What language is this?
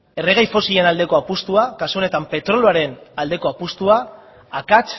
Basque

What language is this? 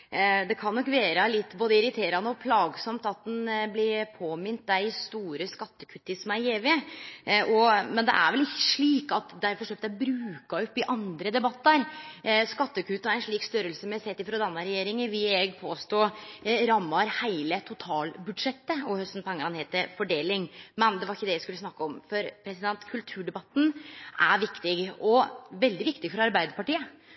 Norwegian Nynorsk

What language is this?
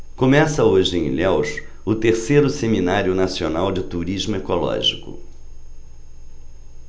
Portuguese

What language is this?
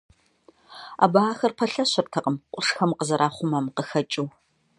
Kabardian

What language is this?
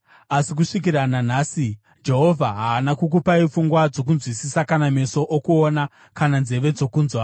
Shona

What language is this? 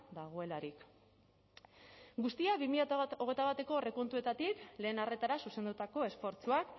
Basque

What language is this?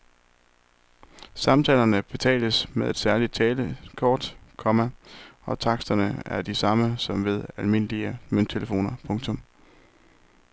Danish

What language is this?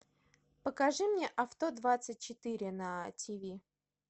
Russian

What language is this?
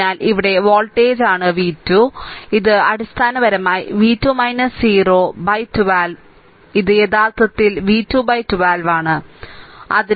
Malayalam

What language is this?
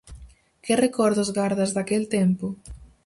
Galician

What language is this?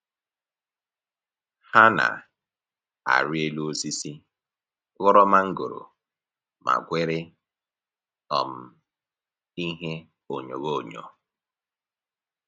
Igbo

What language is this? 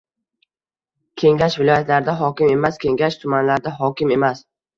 Uzbek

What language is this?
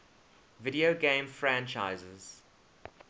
English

